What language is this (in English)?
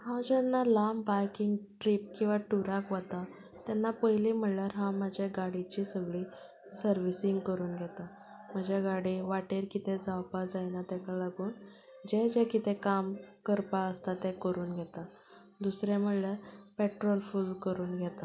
Konkani